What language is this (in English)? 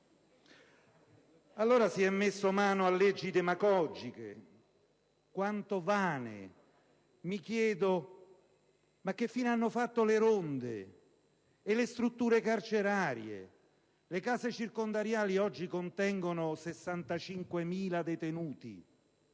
Italian